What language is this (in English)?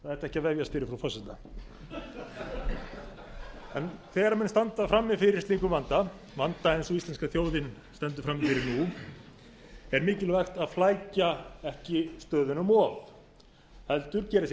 Icelandic